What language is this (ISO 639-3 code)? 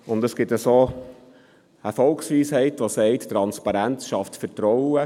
gsw